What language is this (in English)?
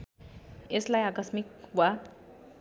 Nepali